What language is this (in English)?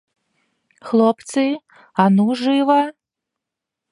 Belarusian